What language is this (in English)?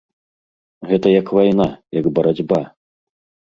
Belarusian